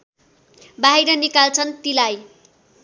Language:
Nepali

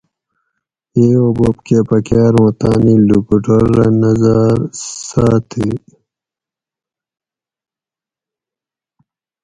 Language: Gawri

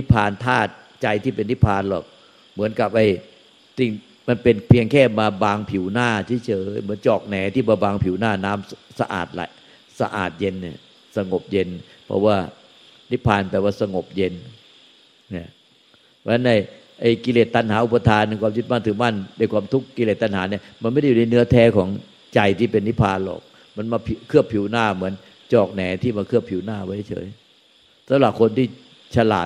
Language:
Thai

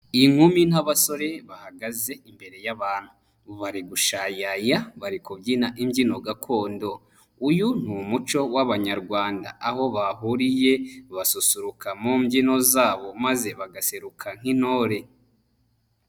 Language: Kinyarwanda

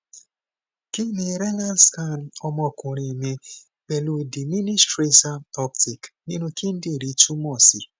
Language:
Yoruba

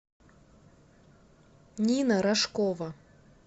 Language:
Russian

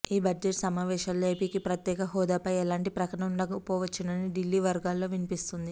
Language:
Telugu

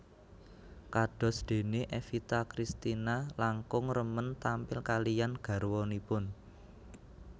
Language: Javanese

